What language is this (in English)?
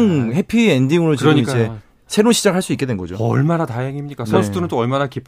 Korean